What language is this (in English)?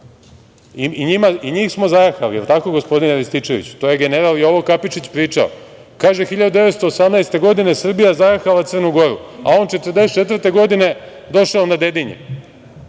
Serbian